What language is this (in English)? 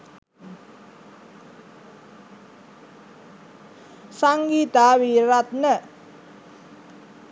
Sinhala